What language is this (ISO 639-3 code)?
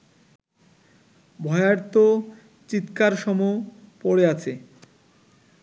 ben